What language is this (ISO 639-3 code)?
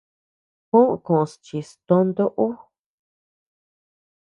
cux